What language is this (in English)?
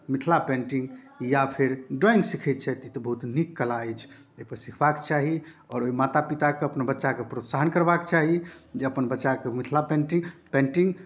Maithili